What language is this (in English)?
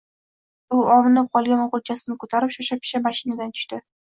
Uzbek